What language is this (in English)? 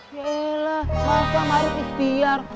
Indonesian